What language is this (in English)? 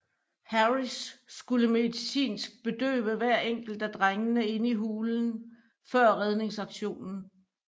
Danish